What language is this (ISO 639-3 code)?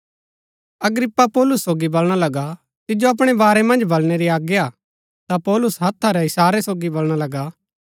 gbk